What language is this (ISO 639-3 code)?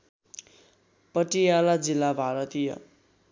nep